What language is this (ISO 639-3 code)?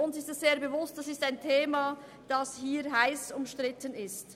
gsw